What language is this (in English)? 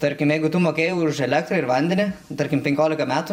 Lithuanian